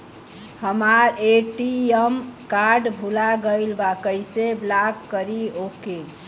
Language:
Bhojpuri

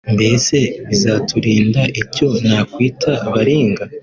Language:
Kinyarwanda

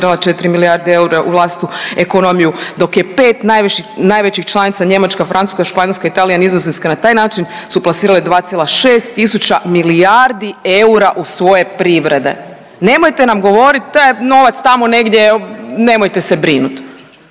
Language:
Croatian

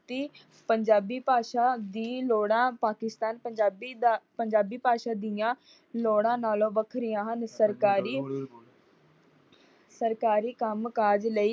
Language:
Punjabi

